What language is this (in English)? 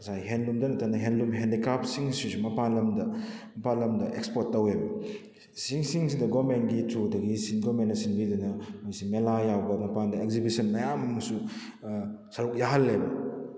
Manipuri